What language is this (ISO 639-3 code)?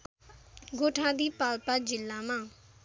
nep